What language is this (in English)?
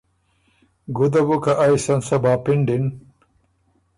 Ormuri